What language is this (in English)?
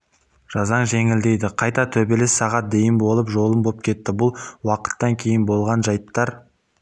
Kazakh